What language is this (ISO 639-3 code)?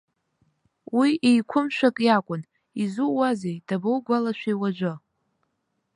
abk